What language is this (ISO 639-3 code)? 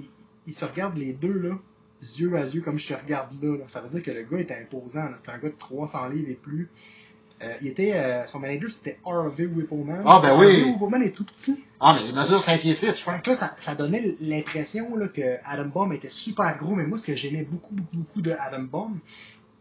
fra